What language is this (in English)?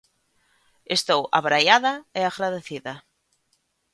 Galician